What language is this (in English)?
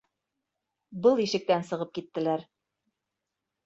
Bashkir